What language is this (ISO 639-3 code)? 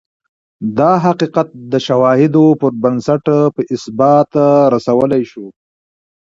pus